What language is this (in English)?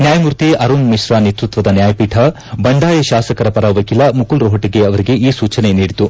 Kannada